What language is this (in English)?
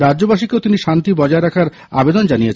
Bangla